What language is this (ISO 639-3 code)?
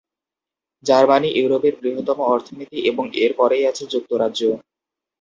ben